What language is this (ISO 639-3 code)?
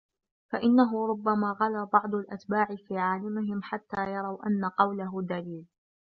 ara